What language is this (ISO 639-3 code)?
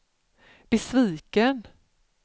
swe